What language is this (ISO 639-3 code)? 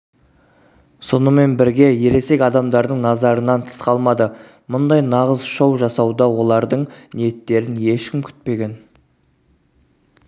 kaz